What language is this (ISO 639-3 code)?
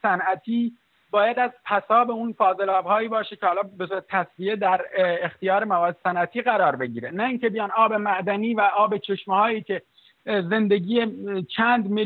fas